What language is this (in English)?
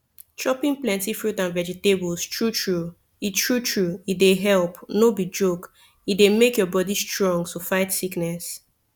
Nigerian Pidgin